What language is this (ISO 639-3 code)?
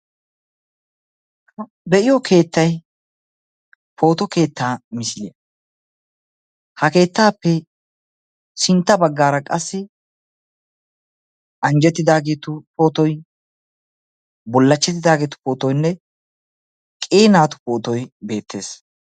wal